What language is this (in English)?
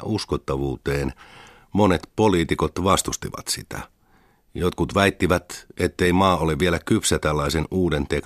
Finnish